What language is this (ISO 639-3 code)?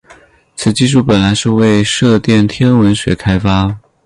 zho